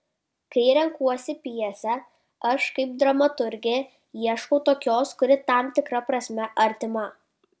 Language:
Lithuanian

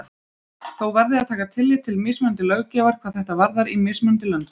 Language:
Icelandic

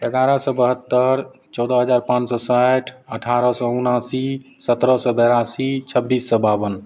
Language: Maithili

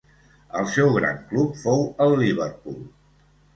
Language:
Catalan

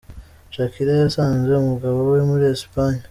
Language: Kinyarwanda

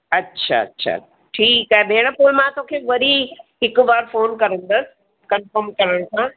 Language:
Sindhi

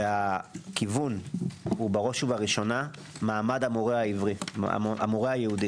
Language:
Hebrew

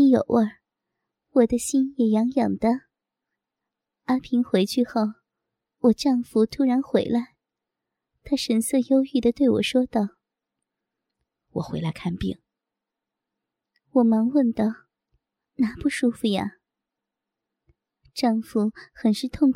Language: Chinese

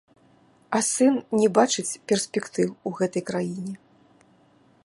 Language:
Belarusian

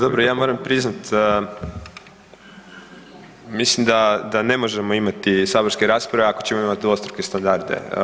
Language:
Croatian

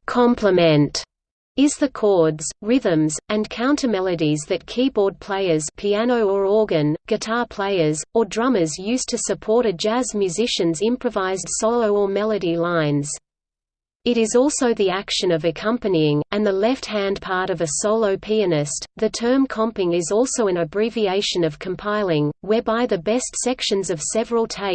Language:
English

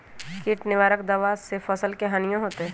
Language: Magahi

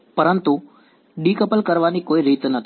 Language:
Gujarati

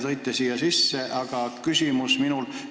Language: Estonian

